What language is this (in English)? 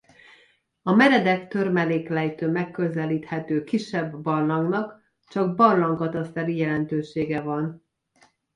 Hungarian